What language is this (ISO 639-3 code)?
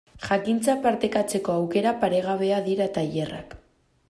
eus